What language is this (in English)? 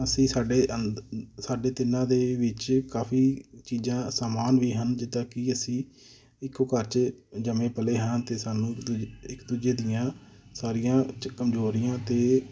Punjabi